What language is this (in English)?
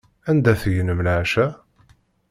Kabyle